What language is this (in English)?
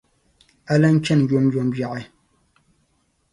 Dagbani